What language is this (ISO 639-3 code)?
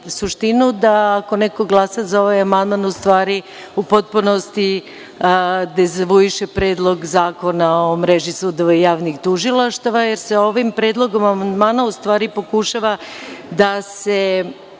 srp